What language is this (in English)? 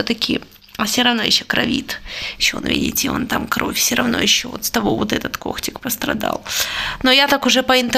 Russian